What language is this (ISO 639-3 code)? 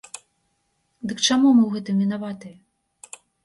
bel